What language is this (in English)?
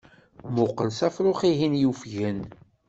Kabyle